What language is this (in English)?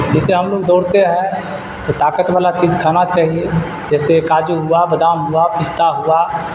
Urdu